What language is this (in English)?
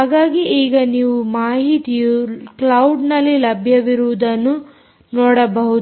Kannada